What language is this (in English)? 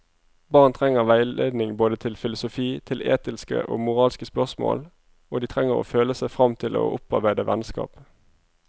Norwegian